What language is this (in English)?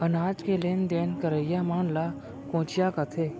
Chhattisgarhi